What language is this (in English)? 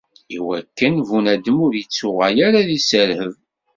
Kabyle